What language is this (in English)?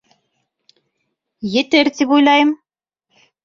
Bashkir